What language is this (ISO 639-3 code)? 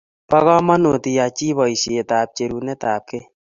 kln